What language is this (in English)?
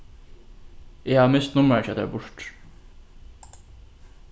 Faroese